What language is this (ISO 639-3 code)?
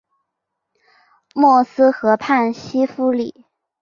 zho